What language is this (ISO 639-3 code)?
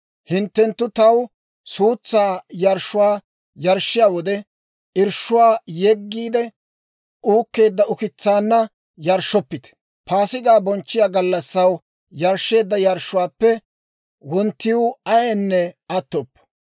dwr